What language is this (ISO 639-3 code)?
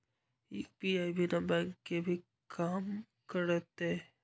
mag